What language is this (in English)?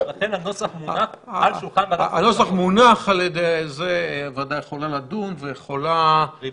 Hebrew